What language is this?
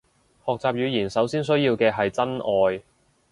Cantonese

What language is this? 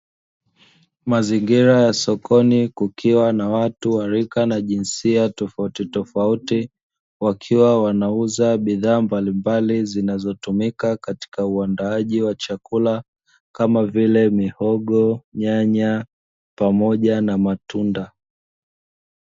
Swahili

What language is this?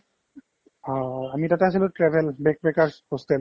Assamese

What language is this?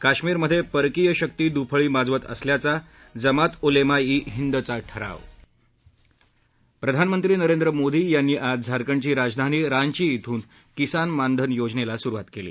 Marathi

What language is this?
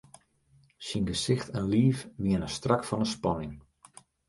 Western Frisian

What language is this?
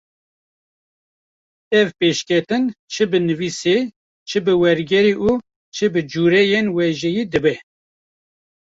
Kurdish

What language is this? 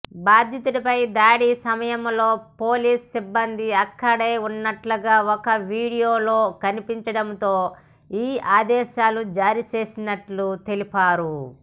Telugu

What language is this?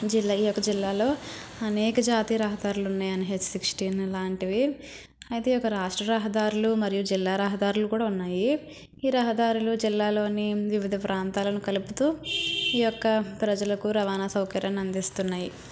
Telugu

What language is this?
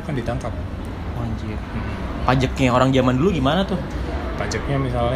Indonesian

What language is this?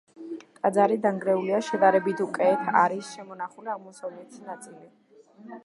Georgian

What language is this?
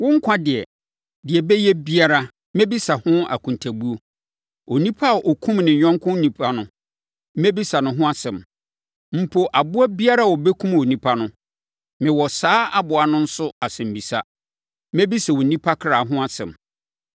Akan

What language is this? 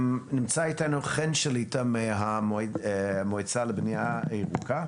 Hebrew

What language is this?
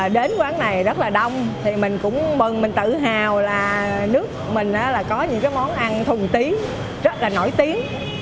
Vietnamese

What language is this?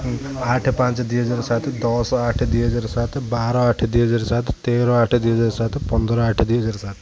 Odia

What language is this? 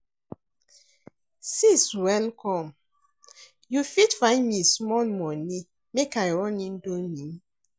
Nigerian Pidgin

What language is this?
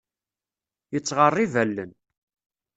Kabyle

